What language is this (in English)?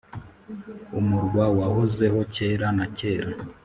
Kinyarwanda